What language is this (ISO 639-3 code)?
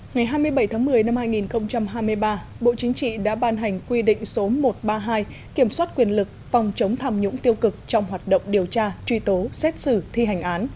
vie